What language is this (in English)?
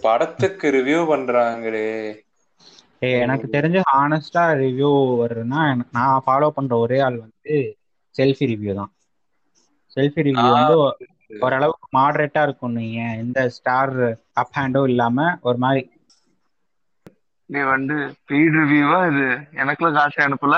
Tamil